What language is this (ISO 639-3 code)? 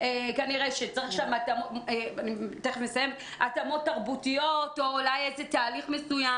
heb